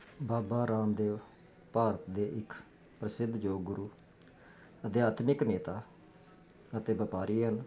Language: Punjabi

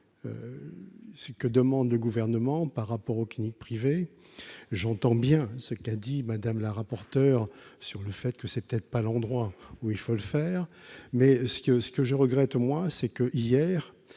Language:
French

